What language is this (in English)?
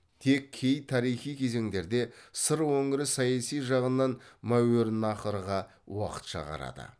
Kazakh